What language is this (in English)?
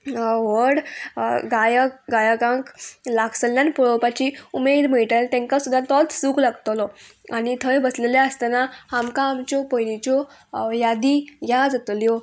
Konkani